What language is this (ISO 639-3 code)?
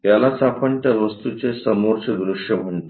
mar